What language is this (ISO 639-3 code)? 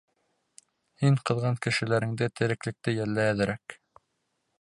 bak